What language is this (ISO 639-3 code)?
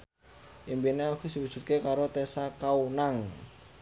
jav